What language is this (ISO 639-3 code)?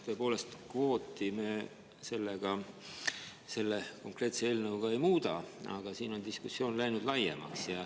est